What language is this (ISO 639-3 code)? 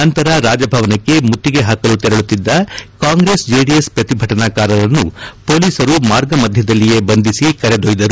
kan